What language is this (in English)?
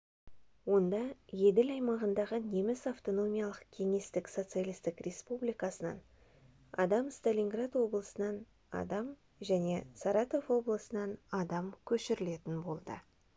Kazakh